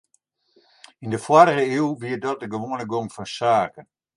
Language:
Western Frisian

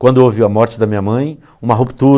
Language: Portuguese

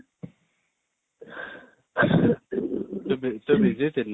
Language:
Odia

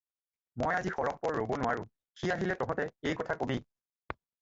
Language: Assamese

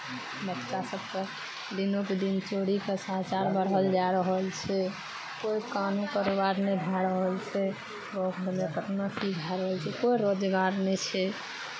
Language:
Maithili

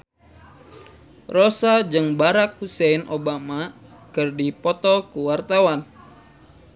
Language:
Sundanese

